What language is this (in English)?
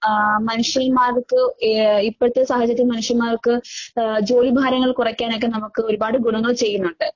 Malayalam